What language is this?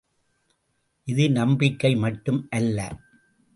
Tamil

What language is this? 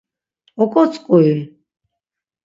Laz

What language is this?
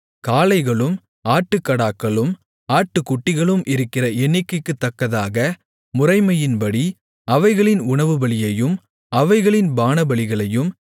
Tamil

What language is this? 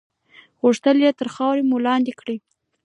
Pashto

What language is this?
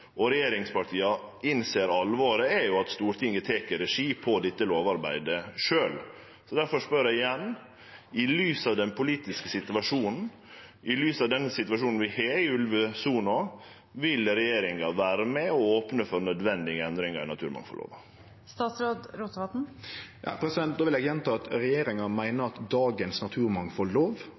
Norwegian Nynorsk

